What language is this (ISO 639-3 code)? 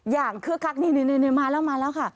tha